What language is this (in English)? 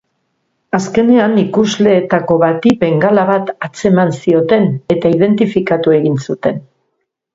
Basque